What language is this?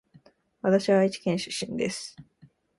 Japanese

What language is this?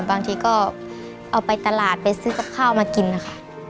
Thai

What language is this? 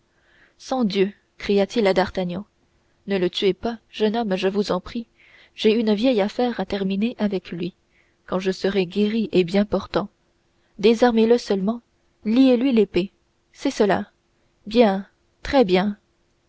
French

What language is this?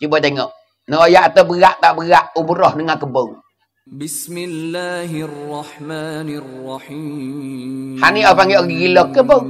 Malay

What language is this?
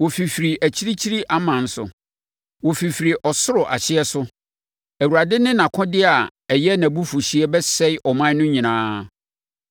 Akan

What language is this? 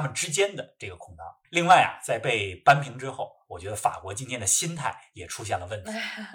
Chinese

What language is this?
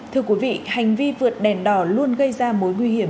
Vietnamese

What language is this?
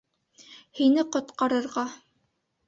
Bashkir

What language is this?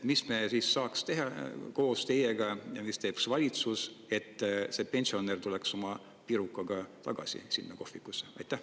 Estonian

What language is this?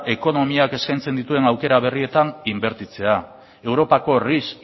Basque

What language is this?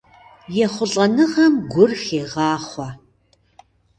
Kabardian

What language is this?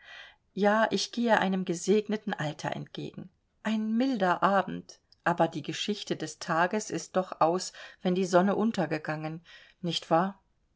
German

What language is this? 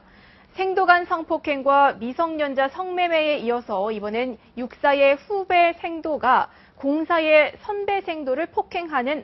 Korean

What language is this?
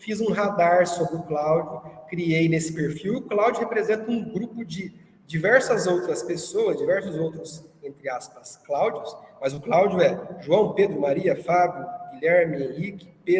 Portuguese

